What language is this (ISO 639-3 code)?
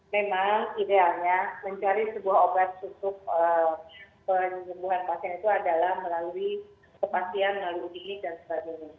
ind